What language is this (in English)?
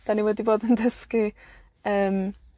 Welsh